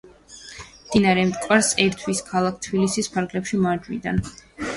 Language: Georgian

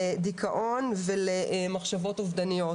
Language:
Hebrew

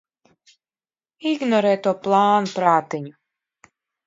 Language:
Latvian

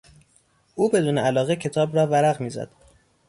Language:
Persian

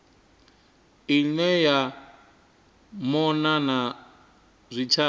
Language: Venda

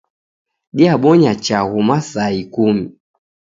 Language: Taita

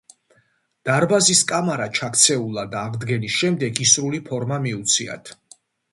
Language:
Georgian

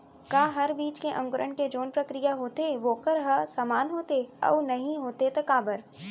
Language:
Chhattisgarhi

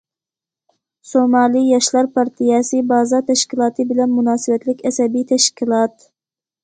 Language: Uyghur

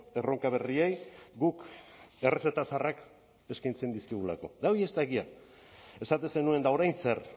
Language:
Basque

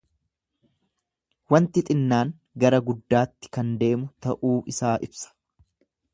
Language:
Oromo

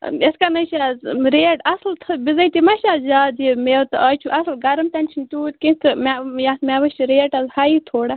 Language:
Kashmiri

